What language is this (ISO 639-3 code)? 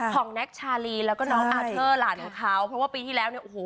tha